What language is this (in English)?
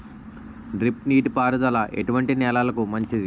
Telugu